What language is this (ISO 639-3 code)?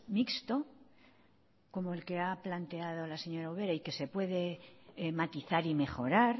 spa